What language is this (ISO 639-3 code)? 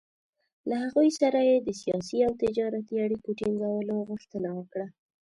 pus